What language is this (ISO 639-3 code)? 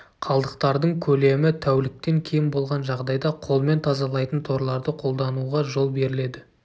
kaz